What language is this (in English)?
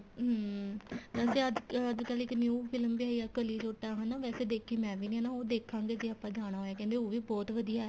Punjabi